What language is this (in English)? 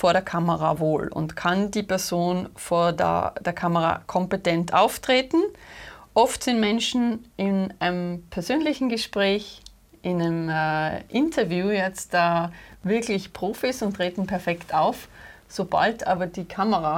German